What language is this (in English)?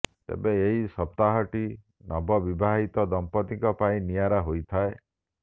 Odia